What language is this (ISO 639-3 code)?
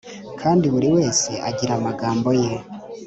kin